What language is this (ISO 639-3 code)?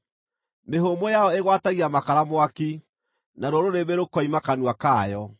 kik